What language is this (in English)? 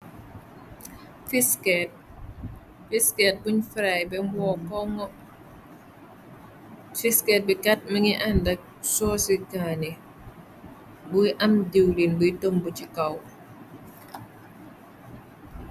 Wolof